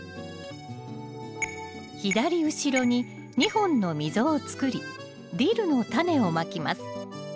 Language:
Japanese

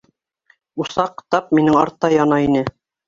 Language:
Bashkir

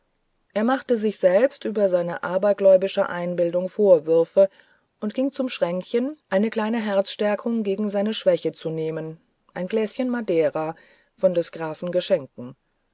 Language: German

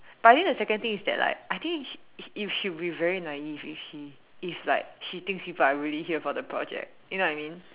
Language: English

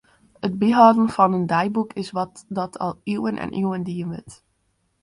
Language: Western Frisian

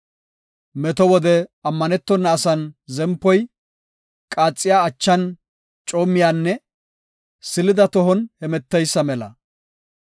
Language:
Gofa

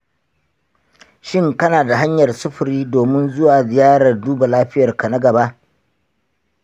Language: Hausa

